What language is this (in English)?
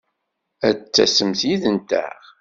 Kabyle